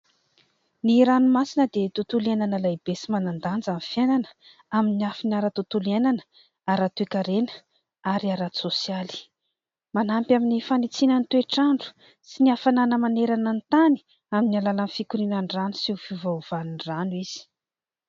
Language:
Malagasy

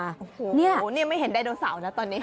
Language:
Thai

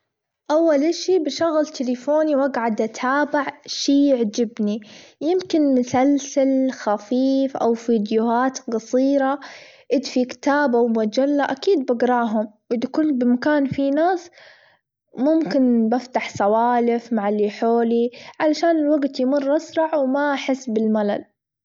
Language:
Gulf Arabic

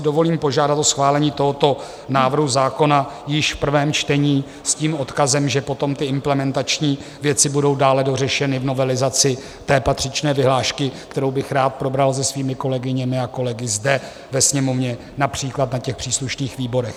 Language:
Czech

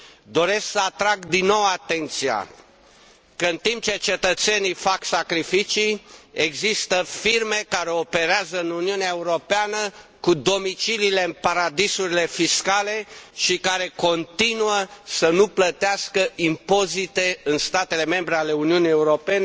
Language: Romanian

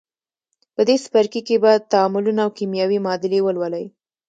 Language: Pashto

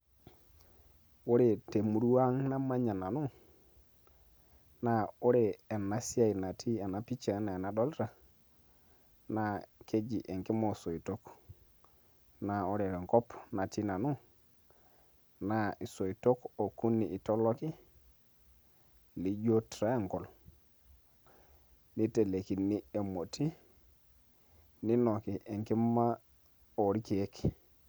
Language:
Masai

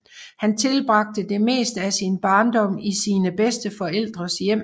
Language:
Danish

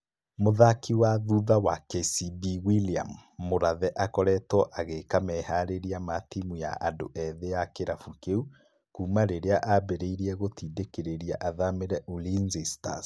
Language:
Kikuyu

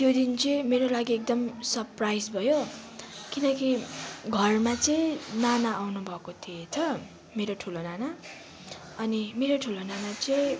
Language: Nepali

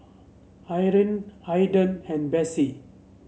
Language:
English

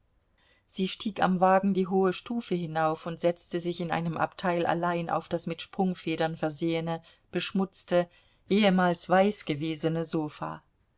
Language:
German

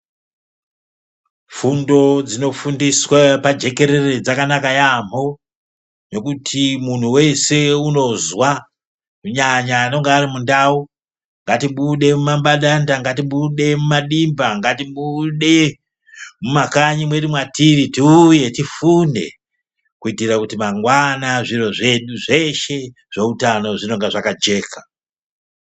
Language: Ndau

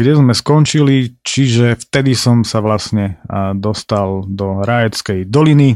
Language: Slovak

